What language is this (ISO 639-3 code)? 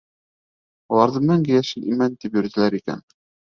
bak